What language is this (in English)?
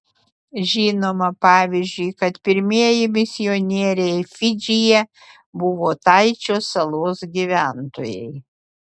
Lithuanian